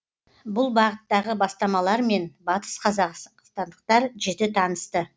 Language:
Kazakh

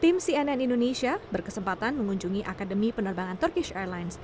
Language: Indonesian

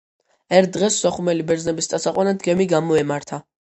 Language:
Georgian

